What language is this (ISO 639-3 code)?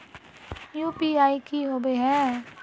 mag